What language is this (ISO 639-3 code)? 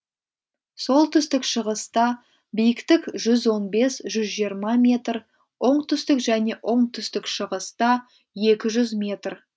kaz